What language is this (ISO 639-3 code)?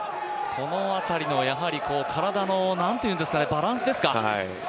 jpn